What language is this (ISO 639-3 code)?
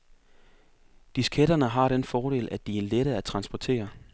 dan